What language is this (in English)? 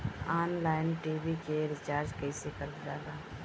Bhojpuri